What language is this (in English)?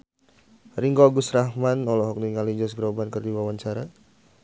Sundanese